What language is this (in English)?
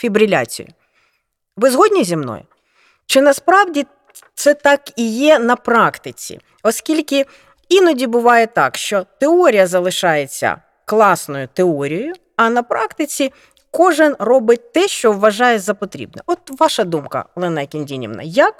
Ukrainian